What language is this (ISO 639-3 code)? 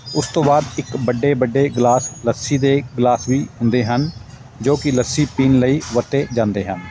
pan